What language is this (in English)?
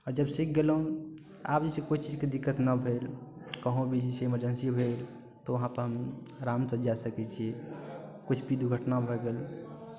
Maithili